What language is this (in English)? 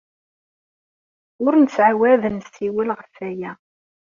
Kabyle